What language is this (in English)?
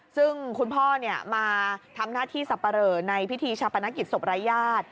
Thai